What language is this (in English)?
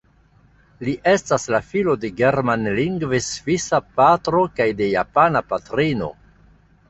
Esperanto